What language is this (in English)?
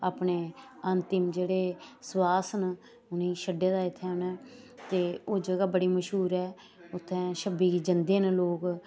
Dogri